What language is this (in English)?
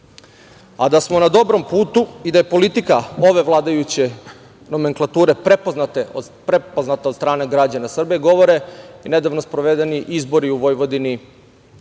Serbian